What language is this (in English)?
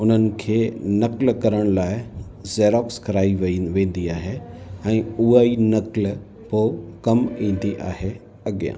Sindhi